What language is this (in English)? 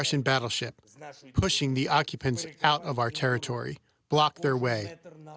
Indonesian